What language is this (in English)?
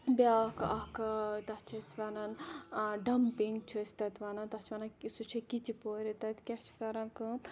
Kashmiri